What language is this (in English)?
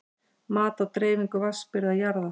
Icelandic